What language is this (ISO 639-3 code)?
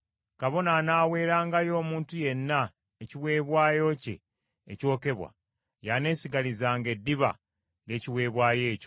lug